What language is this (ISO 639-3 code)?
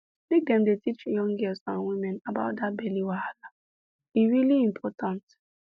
pcm